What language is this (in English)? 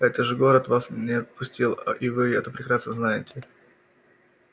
Russian